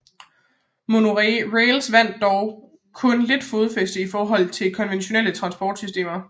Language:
Danish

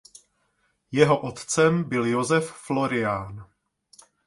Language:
Czech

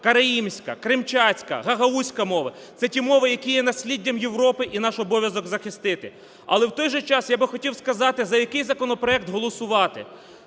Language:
Ukrainian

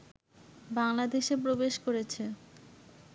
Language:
Bangla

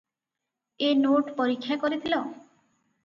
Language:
Odia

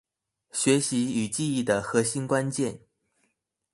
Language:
Chinese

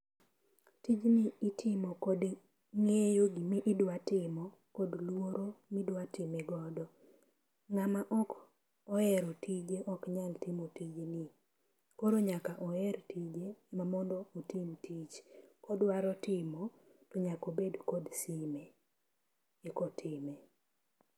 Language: Luo (Kenya and Tanzania)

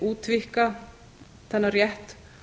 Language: Icelandic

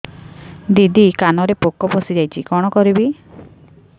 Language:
Odia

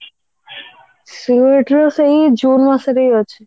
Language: Odia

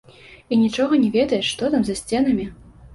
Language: Belarusian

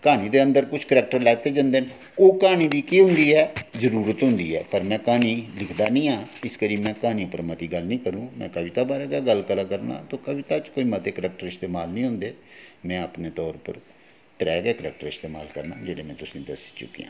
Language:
Dogri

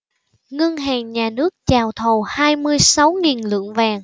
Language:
Vietnamese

